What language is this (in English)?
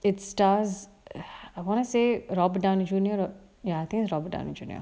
English